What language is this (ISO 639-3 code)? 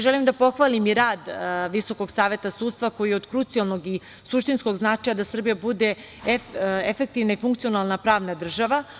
srp